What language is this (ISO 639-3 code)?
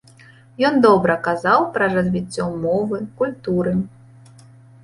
bel